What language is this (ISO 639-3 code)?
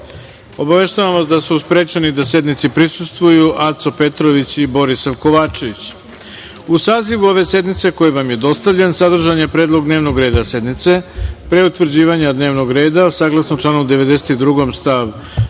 srp